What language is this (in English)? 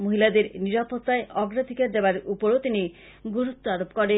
Bangla